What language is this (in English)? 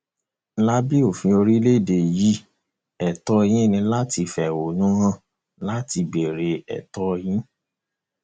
Yoruba